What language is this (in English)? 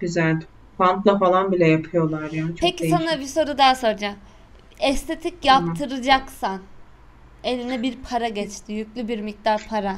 Turkish